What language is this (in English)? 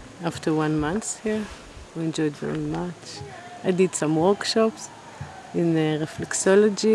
English